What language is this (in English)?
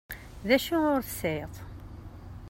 Kabyle